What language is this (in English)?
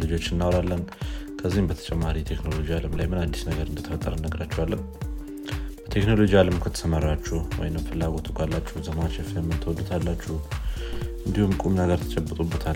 Amharic